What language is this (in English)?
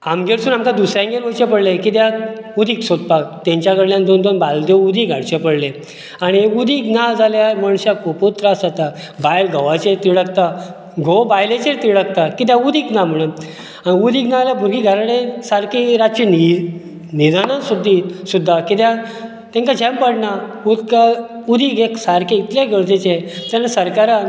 Konkani